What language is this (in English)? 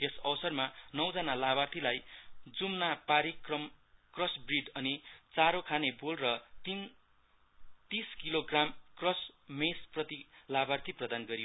Nepali